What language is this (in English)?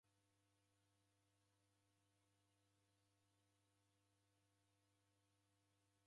Taita